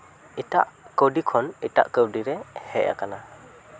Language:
Santali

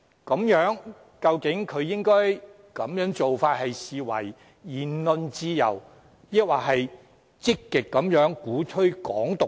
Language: Cantonese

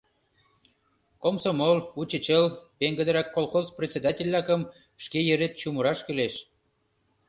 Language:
Mari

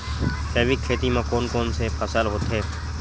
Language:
Chhattisgarhi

